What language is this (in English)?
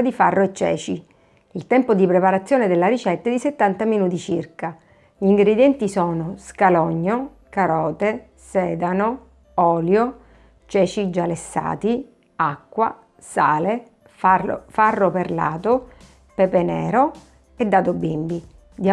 Italian